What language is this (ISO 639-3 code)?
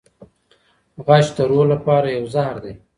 pus